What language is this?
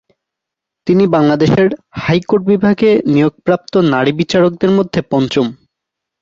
Bangla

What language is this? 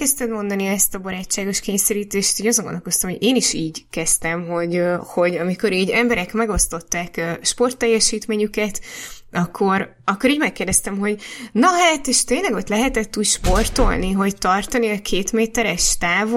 Hungarian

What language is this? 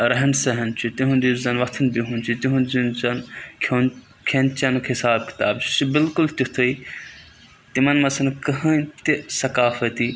Kashmiri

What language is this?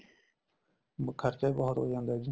Punjabi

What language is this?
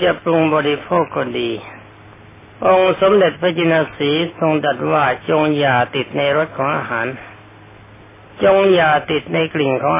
Thai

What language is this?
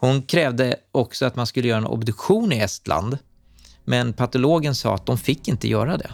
Swedish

